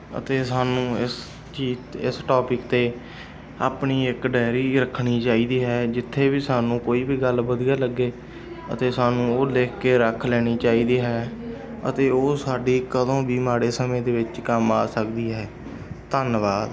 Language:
Punjabi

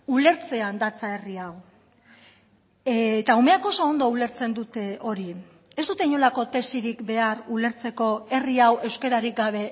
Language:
Basque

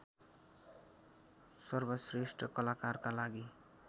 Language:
Nepali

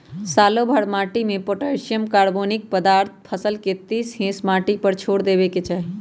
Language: Magahi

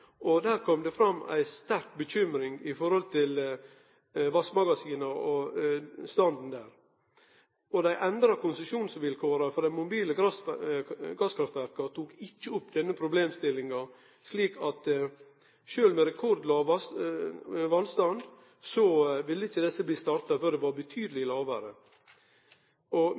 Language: Norwegian Nynorsk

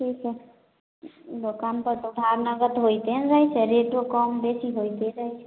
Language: Maithili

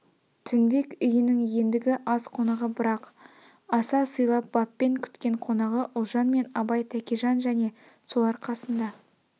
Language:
Kazakh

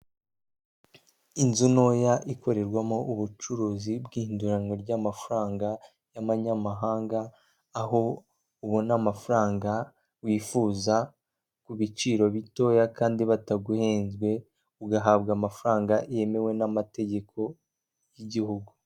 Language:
Kinyarwanda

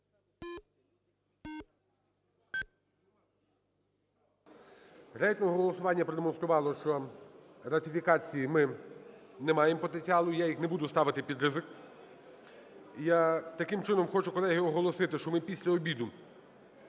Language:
Ukrainian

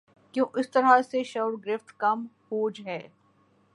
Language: Urdu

